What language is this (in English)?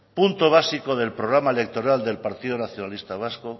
Spanish